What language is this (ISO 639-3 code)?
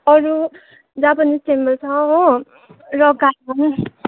nep